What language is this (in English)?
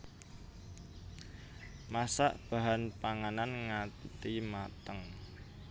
Javanese